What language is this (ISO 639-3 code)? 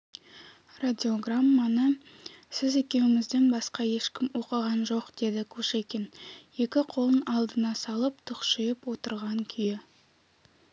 kaz